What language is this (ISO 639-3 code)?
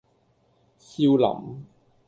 yue